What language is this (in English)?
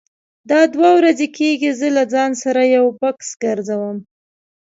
Pashto